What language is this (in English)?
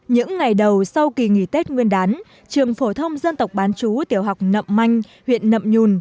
Vietnamese